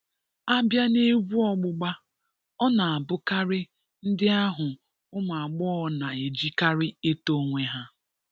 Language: Igbo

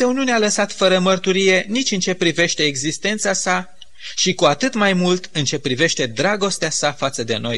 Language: Romanian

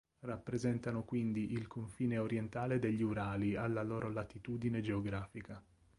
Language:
Italian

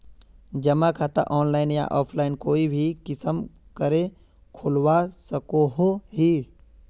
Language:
Magahi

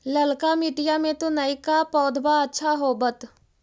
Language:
Magahi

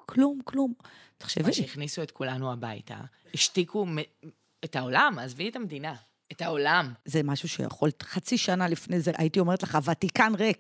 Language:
Hebrew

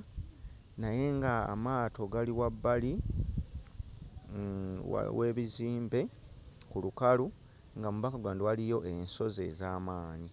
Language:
Ganda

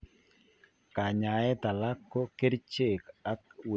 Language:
Kalenjin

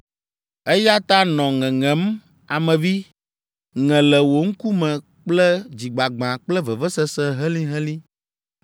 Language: Ewe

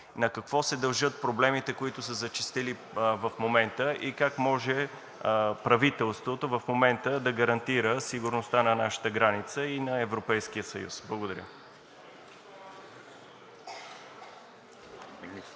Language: Bulgarian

